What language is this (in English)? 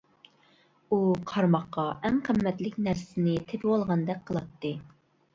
Uyghur